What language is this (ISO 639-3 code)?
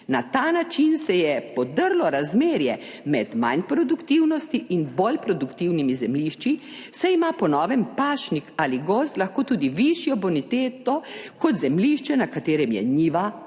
slv